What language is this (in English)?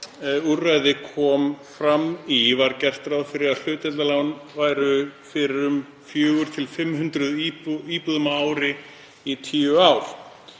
Icelandic